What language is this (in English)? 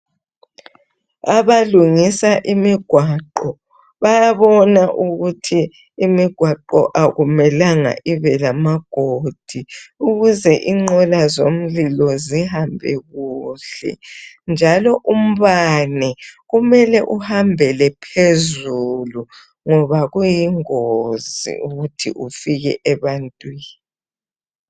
North Ndebele